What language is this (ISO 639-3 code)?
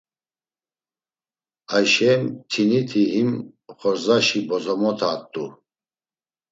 lzz